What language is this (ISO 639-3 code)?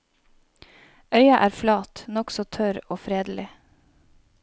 nor